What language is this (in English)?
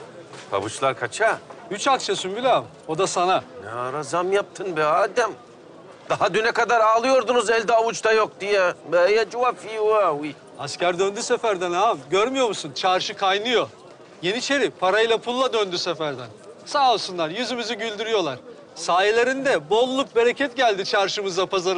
Turkish